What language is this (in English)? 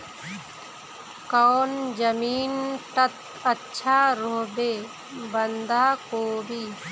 Magahi